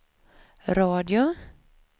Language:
Swedish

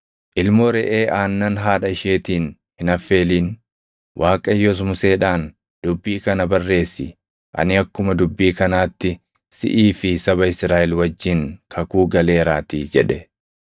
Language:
Oromo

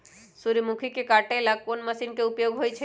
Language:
Magahi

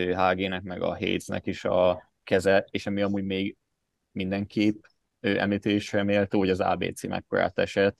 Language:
Hungarian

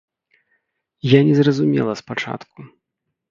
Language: Belarusian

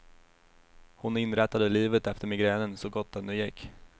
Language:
Swedish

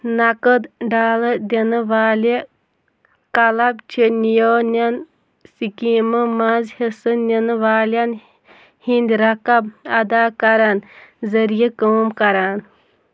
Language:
Kashmiri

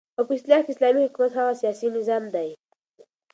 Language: Pashto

